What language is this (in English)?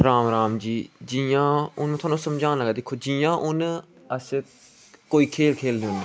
Dogri